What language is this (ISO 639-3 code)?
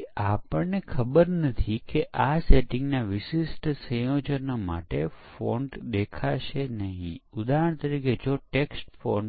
guj